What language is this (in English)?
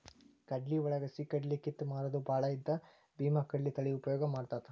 Kannada